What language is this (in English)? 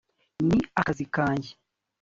Kinyarwanda